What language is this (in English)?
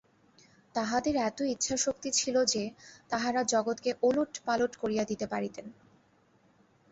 Bangla